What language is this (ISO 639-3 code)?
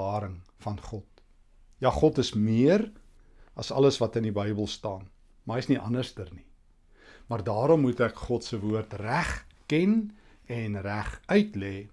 nld